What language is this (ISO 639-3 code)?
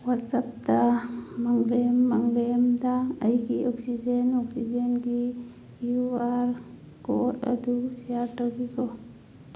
mni